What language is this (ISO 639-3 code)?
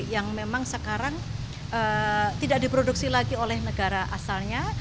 ind